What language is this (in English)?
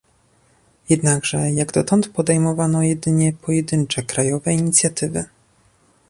Polish